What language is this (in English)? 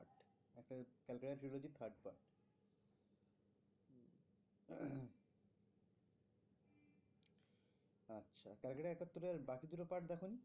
Bangla